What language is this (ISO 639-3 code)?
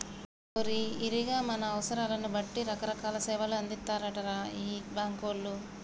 tel